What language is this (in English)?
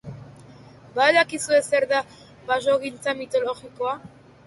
Basque